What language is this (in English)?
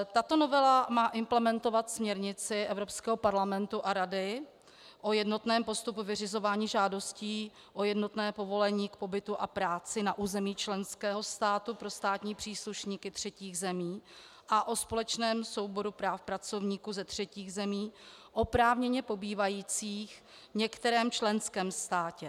Czech